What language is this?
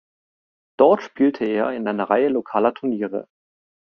German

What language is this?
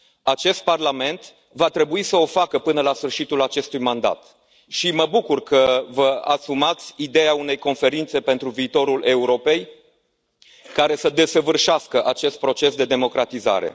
Romanian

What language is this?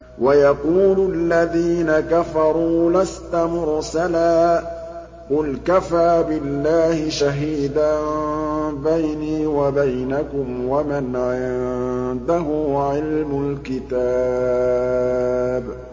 Arabic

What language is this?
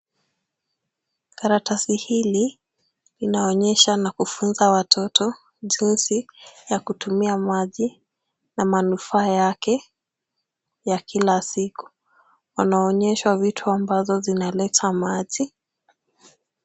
Swahili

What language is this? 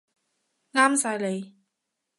Cantonese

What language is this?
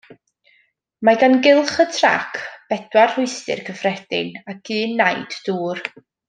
Welsh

